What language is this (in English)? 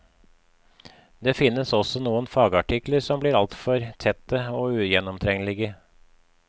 Norwegian